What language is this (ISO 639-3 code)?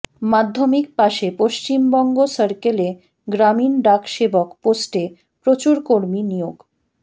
ben